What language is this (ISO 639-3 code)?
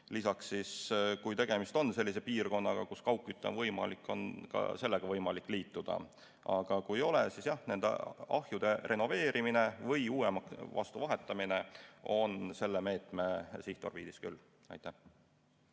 est